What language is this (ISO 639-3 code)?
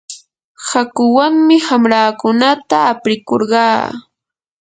qur